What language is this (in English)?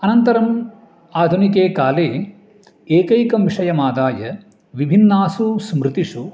Sanskrit